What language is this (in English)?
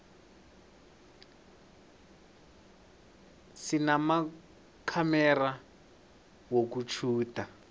South Ndebele